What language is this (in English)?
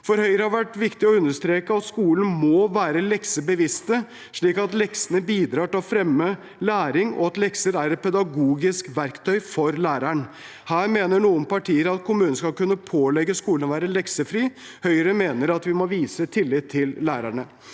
Norwegian